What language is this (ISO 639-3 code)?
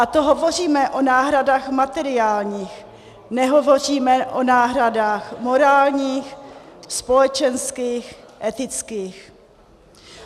ces